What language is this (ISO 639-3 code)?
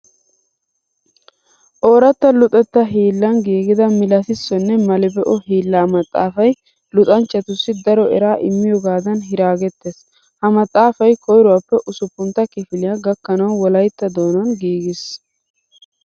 wal